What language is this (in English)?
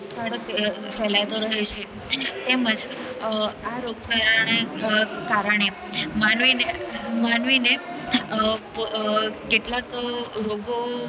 Gujarati